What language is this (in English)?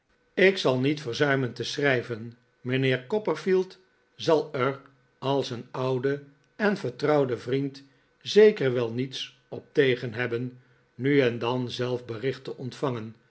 Dutch